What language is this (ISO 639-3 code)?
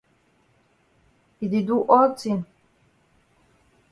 wes